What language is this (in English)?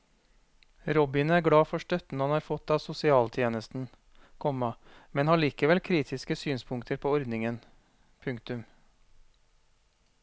Norwegian